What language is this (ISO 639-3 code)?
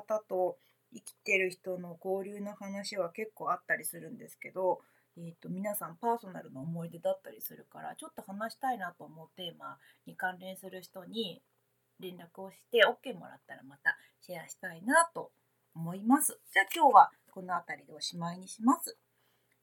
jpn